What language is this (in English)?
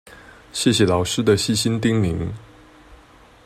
Chinese